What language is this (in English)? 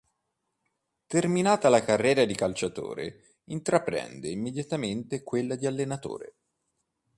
Italian